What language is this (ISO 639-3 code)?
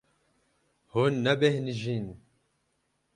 kur